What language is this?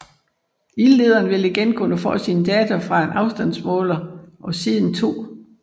Danish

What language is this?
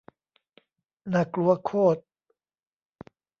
Thai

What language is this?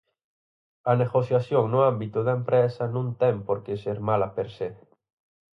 Galician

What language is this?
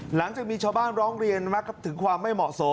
Thai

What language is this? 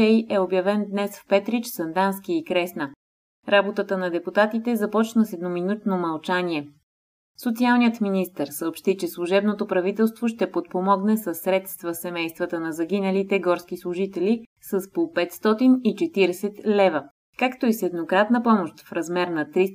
Bulgarian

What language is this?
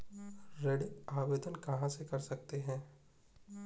Hindi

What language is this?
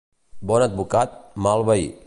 Catalan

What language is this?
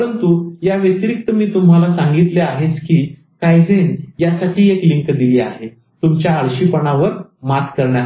Marathi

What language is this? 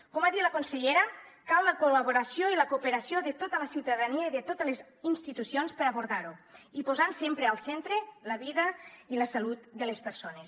Catalan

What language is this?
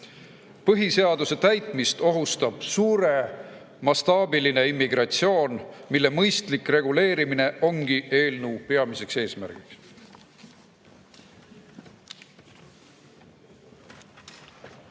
Estonian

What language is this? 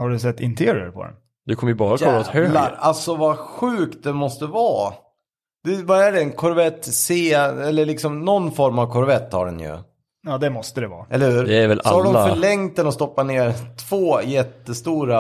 Swedish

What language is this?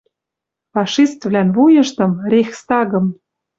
Western Mari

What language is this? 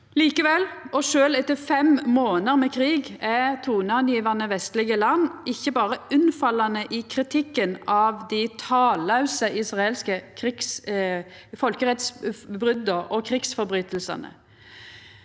Norwegian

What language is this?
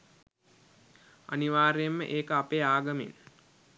Sinhala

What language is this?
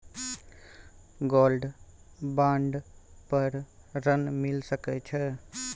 Maithili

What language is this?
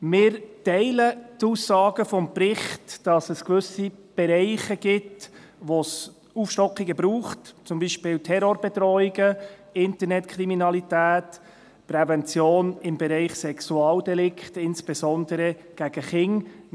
Swiss German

